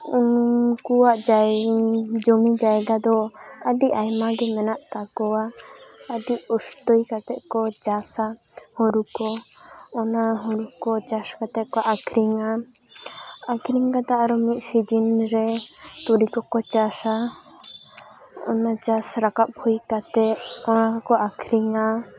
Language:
Santali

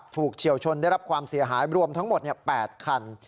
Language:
Thai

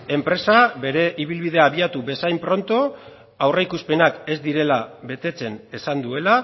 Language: Basque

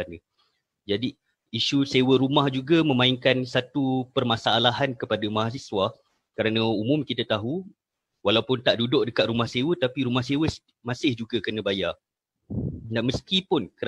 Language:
Malay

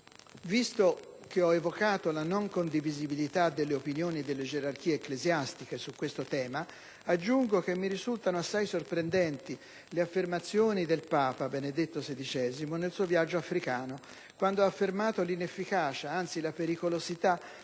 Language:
Italian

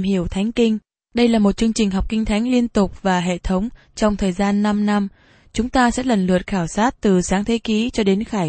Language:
Vietnamese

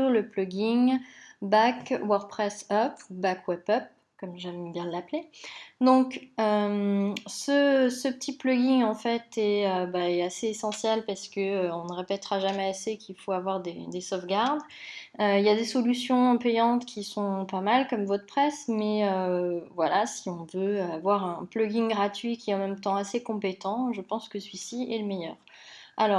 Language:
French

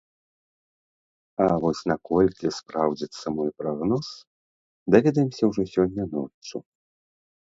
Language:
Belarusian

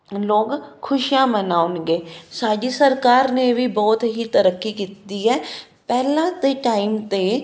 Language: Punjabi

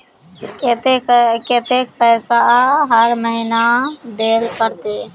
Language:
Magahi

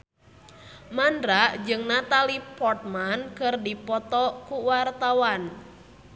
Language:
Sundanese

